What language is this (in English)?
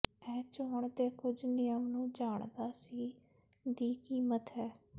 Punjabi